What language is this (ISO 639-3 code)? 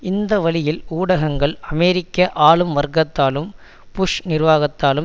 tam